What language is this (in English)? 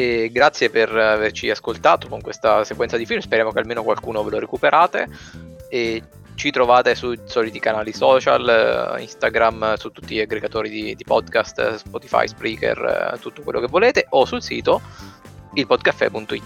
Italian